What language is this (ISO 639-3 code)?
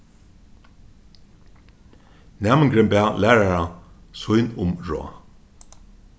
fao